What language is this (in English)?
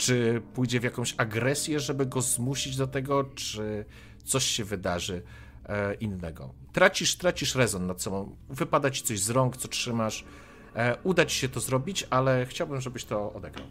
Polish